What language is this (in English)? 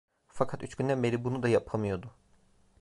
Turkish